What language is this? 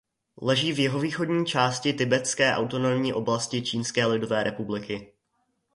Czech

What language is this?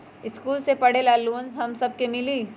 Magahi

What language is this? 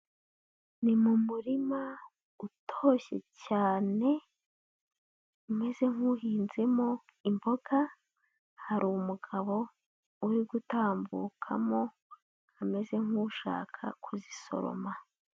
Kinyarwanda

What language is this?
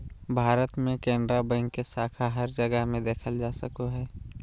Magahi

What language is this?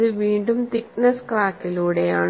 Malayalam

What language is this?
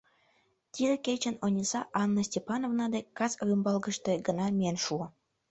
Mari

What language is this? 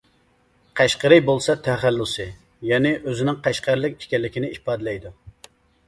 Uyghur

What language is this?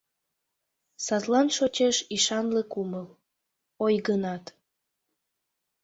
Mari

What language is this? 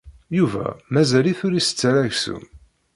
Kabyle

